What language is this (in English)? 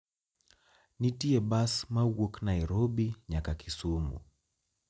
Luo (Kenya and Tanzania)